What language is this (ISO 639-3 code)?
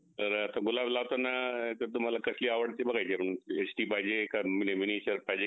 mar